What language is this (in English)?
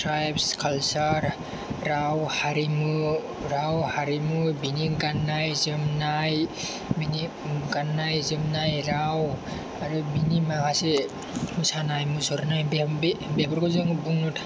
Bodo